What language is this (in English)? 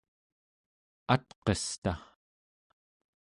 Central Yupik